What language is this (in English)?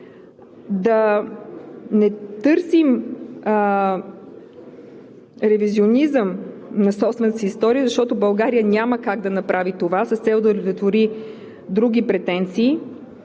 Bulgarian